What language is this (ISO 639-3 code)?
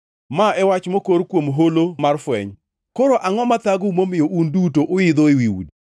luo